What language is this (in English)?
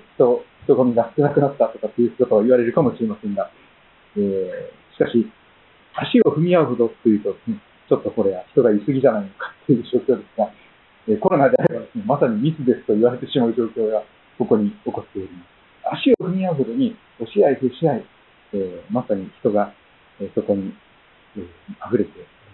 Japanese